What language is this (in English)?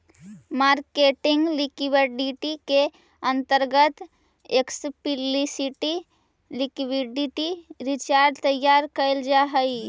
Magahi